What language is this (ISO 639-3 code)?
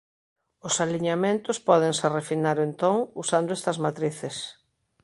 glg